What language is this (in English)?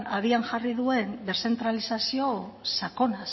Basque